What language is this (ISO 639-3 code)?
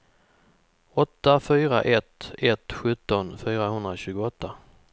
swe